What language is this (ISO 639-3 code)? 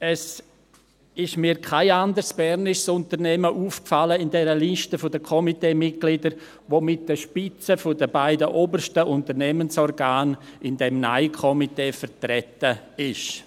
gsw